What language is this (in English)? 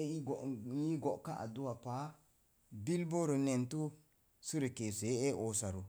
Mom Jango